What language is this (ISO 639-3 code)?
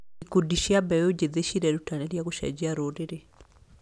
kik